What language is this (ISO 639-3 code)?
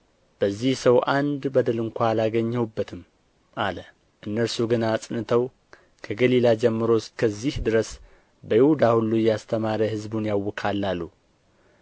amh